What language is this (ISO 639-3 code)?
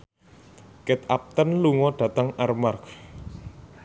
jav